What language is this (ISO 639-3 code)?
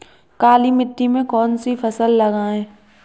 hin